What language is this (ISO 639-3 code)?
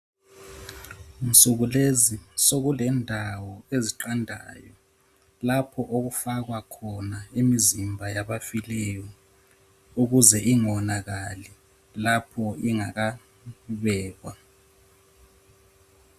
nde